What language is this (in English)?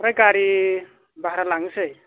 Bodo